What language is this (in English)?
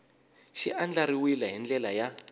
Tsonga